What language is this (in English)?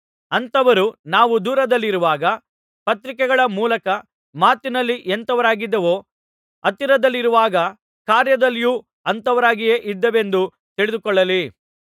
Kannada